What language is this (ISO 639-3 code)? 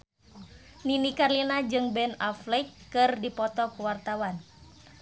sun